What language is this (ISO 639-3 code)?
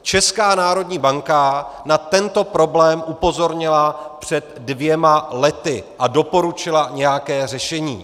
ces